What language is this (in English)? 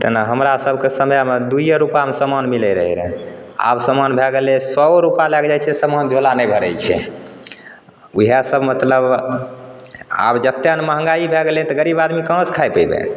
Maithili